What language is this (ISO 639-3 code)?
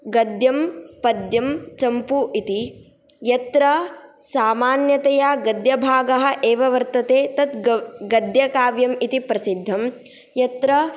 san